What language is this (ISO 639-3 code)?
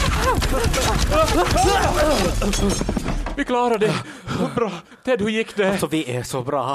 swe